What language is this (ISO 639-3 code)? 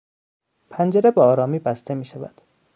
fas